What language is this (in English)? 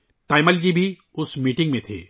Urdu